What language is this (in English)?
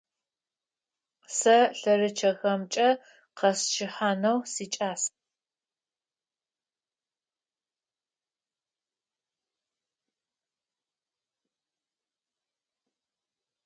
Adyghe